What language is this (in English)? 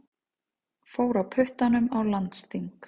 Icelandic